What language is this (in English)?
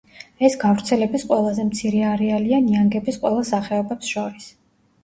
Georgian